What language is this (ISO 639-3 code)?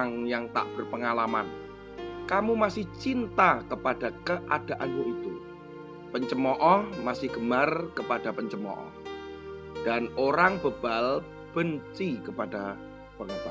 ind